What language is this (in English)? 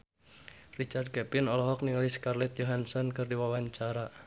Sundanese